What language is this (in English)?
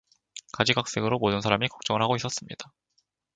Korean